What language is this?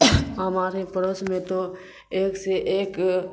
Urdu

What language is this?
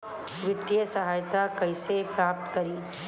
Bhojpuri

